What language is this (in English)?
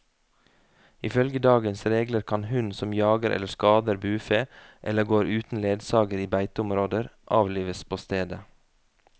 Norwegian